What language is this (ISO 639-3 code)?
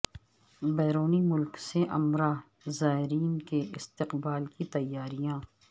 urd